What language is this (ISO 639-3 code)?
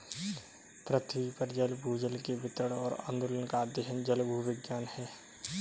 hin